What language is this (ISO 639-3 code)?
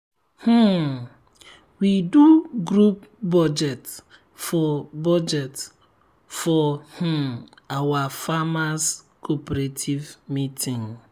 pcm